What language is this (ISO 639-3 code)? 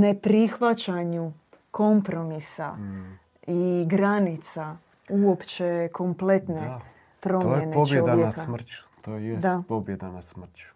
hrv